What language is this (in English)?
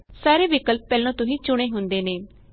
Punjabi